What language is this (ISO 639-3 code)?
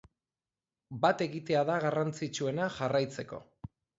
eus